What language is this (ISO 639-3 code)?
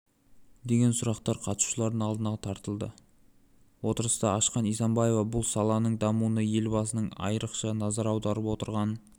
kaz